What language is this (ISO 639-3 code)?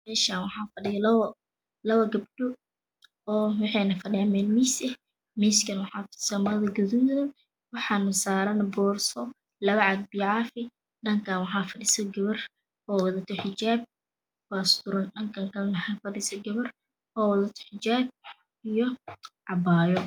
som